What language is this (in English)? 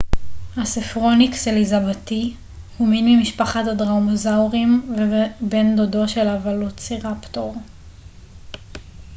Hebrew